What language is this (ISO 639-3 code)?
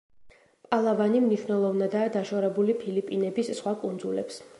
kat